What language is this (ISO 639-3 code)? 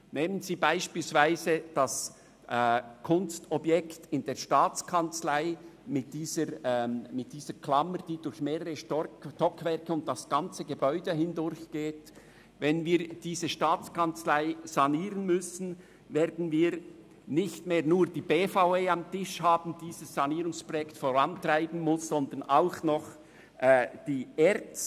gsw